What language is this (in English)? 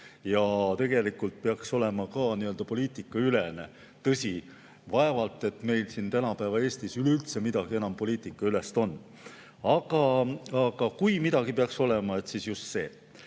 Estonian